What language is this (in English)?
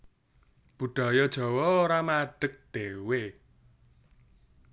Javanese